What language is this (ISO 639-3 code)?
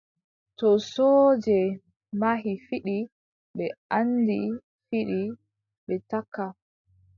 fub